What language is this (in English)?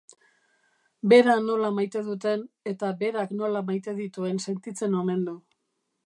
Basque